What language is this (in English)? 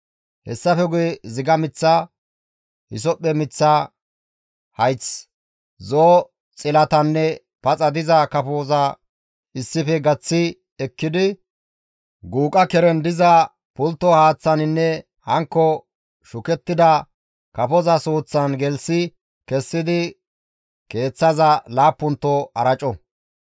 Gamo